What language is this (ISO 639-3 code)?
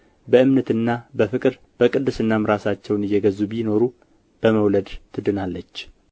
amh